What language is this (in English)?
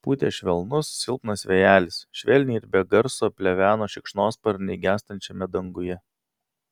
Lithuanian